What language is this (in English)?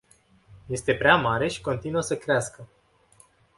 Romanian